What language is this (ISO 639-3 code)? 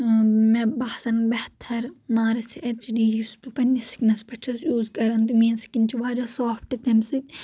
kas